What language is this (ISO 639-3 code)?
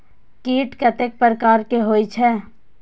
mai